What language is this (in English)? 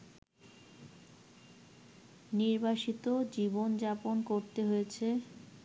Bangla